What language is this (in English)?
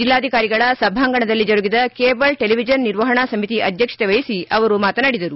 Kannada